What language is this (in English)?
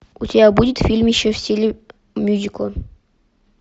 Russian